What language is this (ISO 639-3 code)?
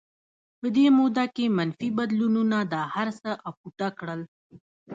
pus